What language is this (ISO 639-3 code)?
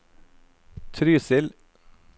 nor